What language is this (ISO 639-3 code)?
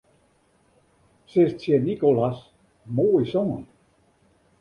fry